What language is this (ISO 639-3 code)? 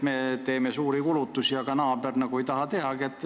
est